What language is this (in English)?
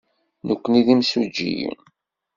Kabyle